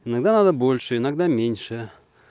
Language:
Russian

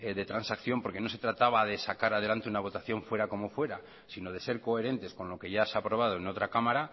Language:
Spanish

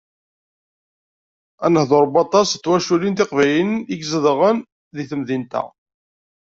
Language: Kabyle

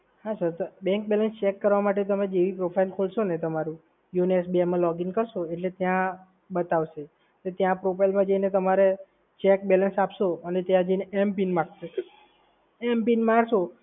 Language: Gujarati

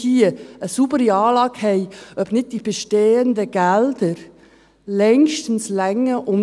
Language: Swiss German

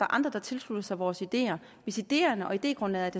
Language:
Danish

